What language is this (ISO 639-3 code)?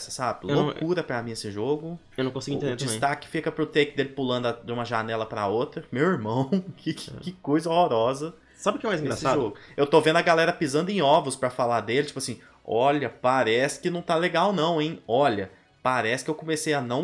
por